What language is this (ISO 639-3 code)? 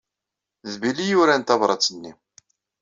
kab